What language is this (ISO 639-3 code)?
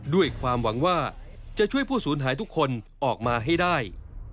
tha